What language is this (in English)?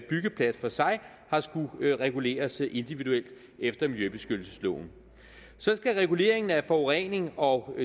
Danish